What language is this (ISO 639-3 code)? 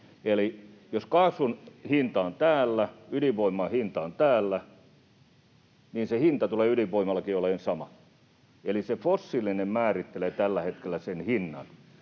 fin